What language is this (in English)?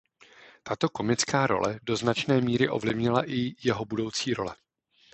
Czech